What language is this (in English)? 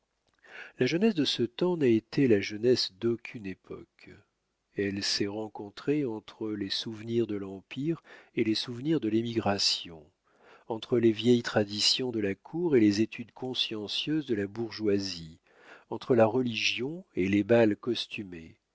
French